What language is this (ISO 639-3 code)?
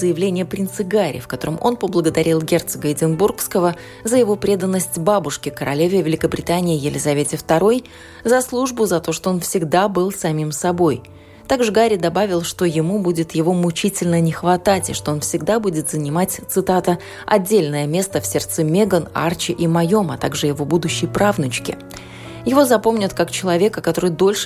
rus